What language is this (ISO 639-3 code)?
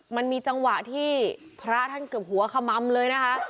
tha